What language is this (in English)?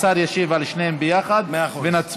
Hebrew